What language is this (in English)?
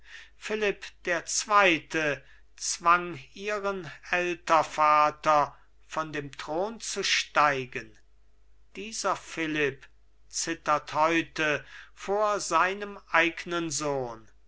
German